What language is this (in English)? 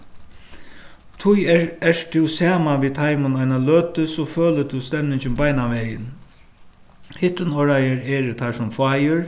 Faroese